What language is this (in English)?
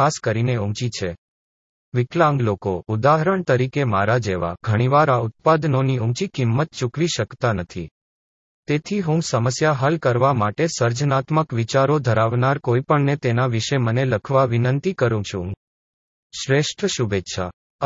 Gujarati